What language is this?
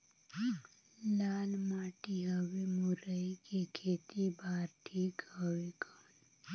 Chhattisgarhi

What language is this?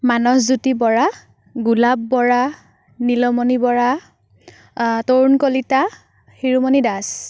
Assamese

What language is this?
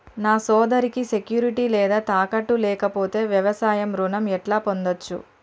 Telugu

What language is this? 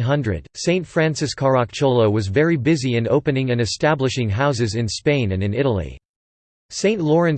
English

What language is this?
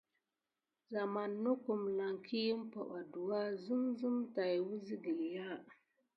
Gidar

